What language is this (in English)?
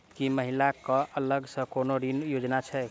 Maithili